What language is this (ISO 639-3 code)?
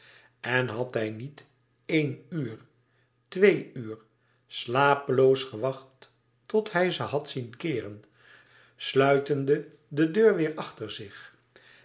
nld